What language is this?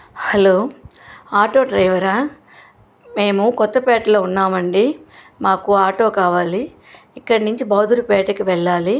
Telugu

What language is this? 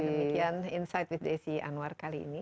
Indonesian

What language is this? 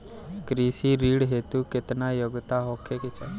Bhojpuri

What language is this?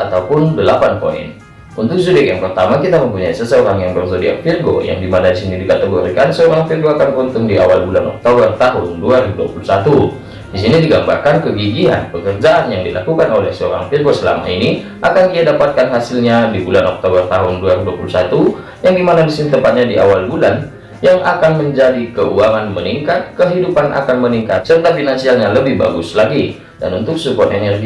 Indonesian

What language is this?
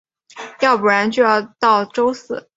Chinese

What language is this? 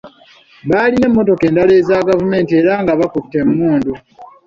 Ganda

